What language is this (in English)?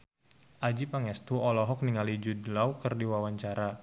Sundanese